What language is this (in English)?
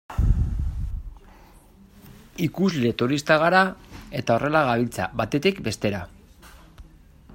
Basque